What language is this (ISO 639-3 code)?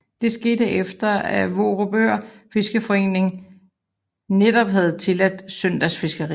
dan